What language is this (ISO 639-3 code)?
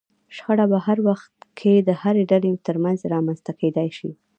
pus